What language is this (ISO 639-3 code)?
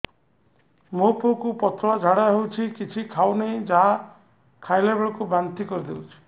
ori